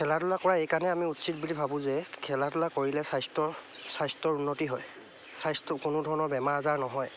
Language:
Assamese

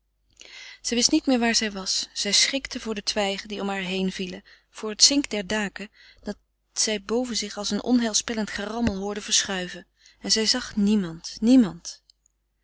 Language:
Dutch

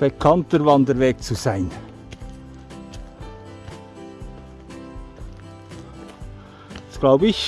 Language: German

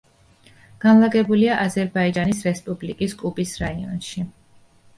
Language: Georgian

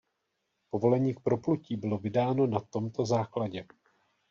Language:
Czech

